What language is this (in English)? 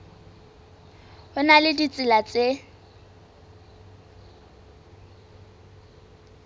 Southern Sotho